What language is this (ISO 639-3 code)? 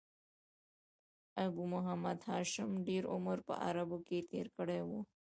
pus